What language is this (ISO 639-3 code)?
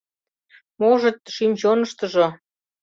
chm